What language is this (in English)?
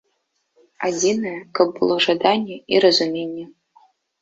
Belarusian